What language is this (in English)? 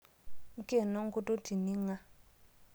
Masai